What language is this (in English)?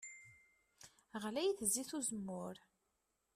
Kabyle